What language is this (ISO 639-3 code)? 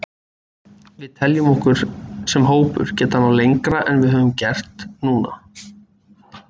isl